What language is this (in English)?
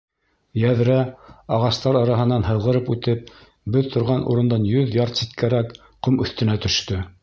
Bashkir